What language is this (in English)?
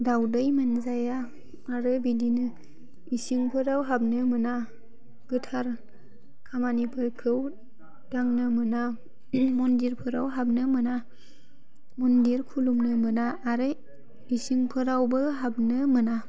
Bodo